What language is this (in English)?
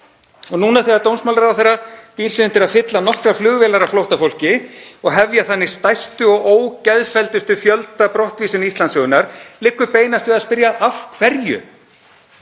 Icelandic